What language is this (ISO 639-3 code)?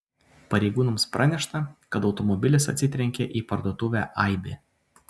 lit